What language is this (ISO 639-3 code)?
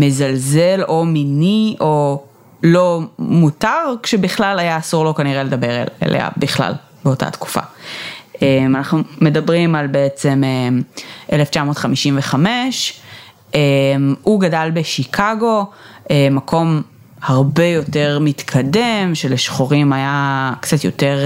heb